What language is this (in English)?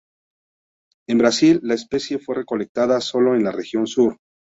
Spanish